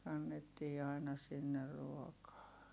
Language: Finnish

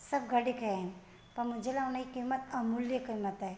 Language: Sindhi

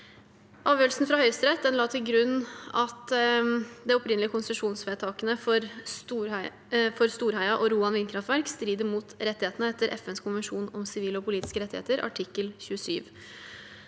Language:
Norwegian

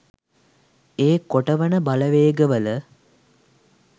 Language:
Sinhala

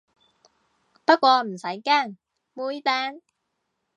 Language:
Cantonese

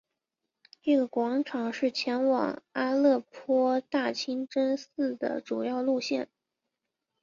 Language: Chinese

